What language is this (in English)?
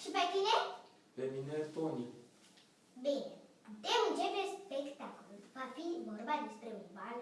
Romanian